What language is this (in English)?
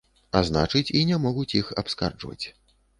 Belarusian